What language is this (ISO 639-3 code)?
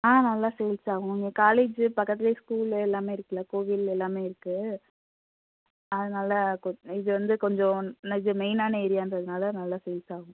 tam